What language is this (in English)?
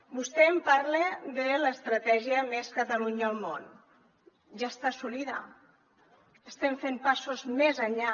Catalan